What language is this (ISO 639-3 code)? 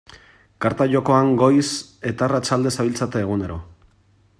eus